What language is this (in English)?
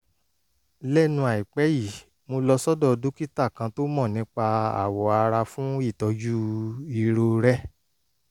Yoruba